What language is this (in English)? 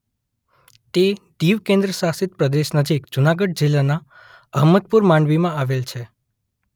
Gujarati